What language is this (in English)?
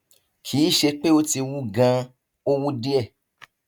Yoruba